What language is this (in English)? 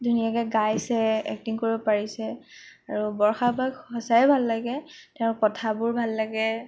Assamese